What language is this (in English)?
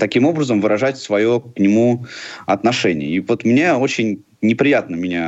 Russian